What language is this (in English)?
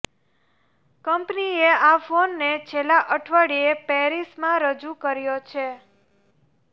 Gujarati